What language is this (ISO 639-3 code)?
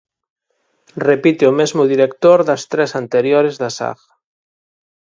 glg